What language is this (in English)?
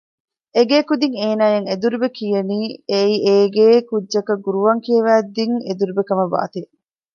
Divehi